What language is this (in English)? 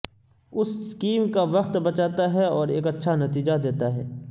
Urdu